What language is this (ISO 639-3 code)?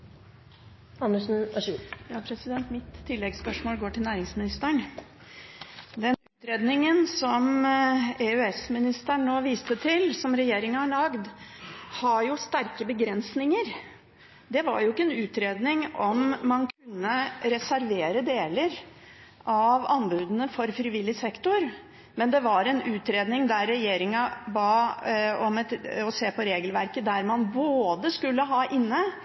nob